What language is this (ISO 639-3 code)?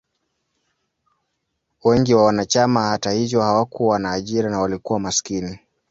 swa